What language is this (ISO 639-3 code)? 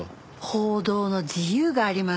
jpn